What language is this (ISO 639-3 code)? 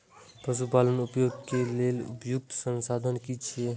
mai